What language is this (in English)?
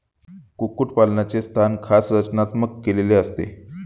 Marathi